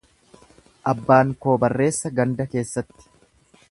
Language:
Oromo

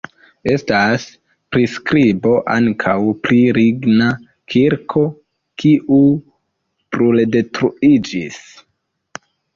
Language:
Esperanto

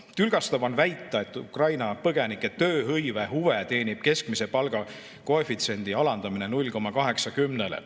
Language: Estonian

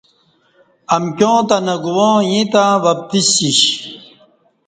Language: Kati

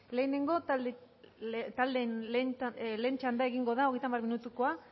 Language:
Basque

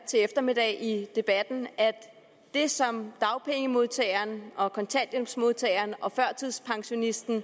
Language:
Danish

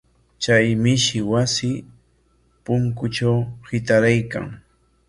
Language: Corongo Ancash Quechua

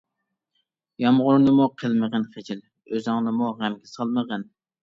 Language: Uyghur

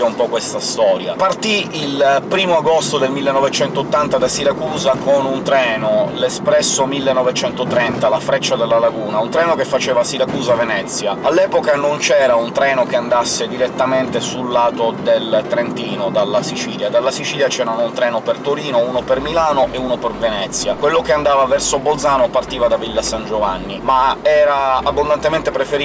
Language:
Italian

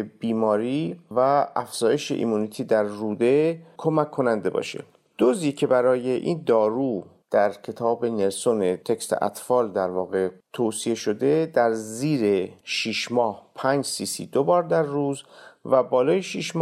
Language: Persian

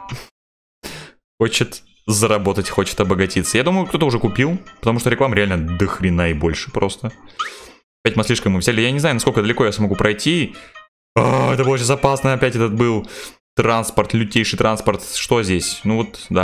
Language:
Russian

